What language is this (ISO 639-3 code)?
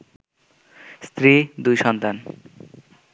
ben